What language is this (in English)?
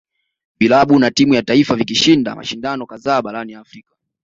Swahili